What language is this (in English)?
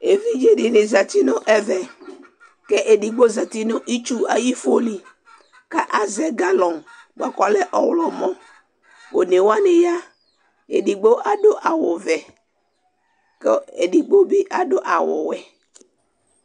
Ikposo